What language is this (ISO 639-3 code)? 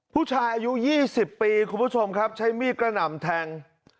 tha